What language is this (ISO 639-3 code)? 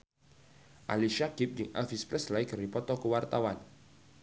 sun